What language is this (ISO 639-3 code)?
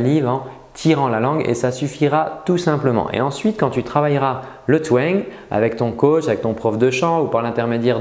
fra